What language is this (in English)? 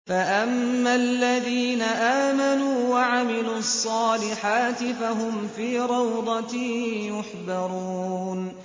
Arabic